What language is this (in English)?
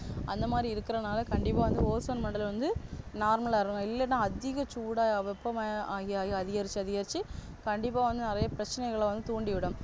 Tamil